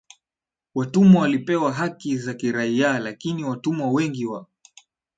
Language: Swahili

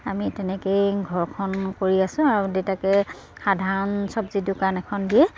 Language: Assamese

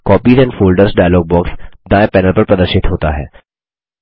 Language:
Hindi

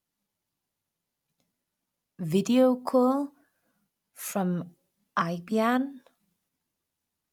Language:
English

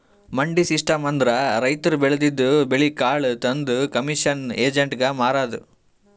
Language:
Kannada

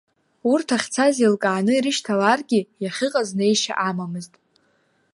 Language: Abkhazian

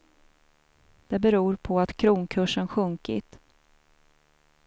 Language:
Swedish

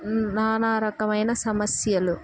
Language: Telugu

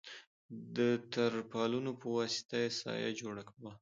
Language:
Pashto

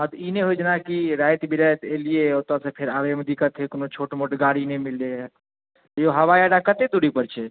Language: Maithili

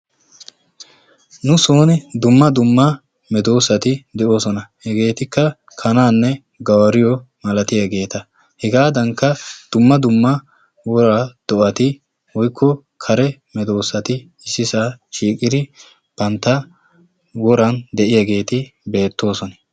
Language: Wolaytta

